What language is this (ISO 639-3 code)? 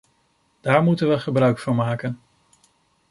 nld